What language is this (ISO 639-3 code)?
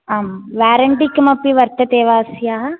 san